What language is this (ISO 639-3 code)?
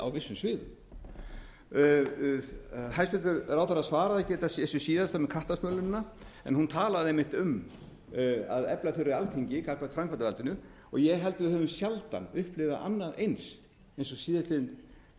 isl